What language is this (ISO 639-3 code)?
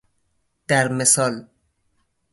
fas